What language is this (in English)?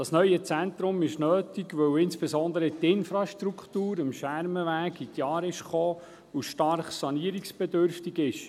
Swiss German